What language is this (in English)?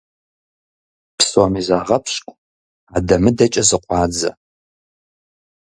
Kabardian